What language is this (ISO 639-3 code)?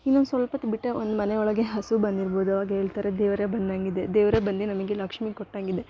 kan